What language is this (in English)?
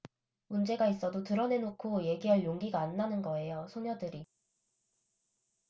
Korean